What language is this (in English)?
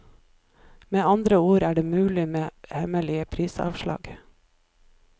Norwegian